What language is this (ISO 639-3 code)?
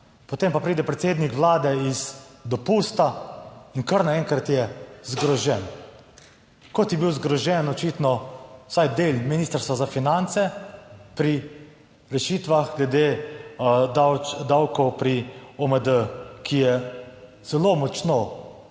slv